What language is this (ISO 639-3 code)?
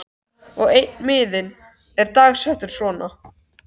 isl